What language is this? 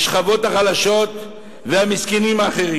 Hebrew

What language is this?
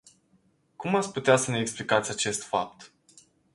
Romanian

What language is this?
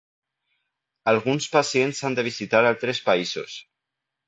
Catalan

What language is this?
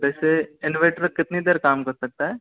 Hindi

